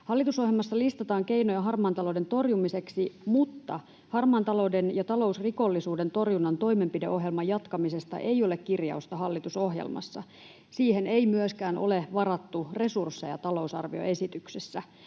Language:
Finnish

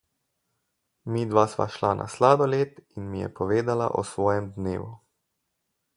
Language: Slovenian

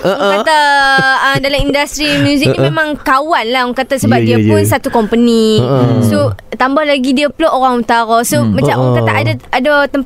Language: Malay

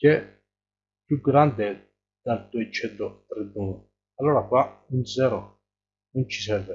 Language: Italian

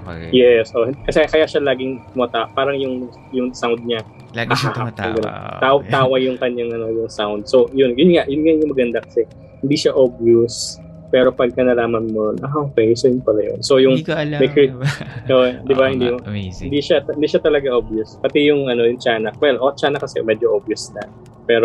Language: Filipino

